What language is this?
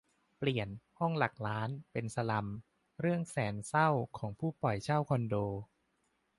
Thai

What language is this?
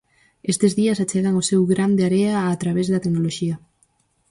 Galician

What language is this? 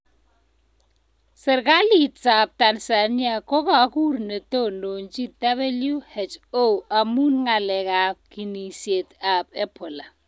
Kalenjin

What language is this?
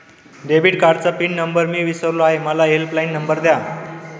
Marathi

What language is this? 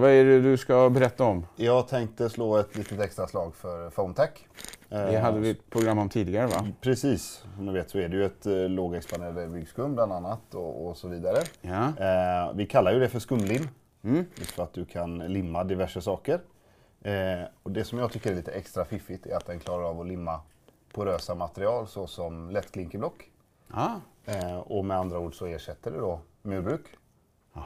Swedish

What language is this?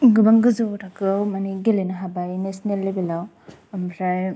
Bodo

